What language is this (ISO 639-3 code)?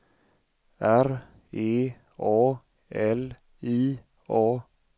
swe